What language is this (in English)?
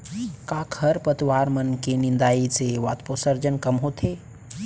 Chhattisgarhi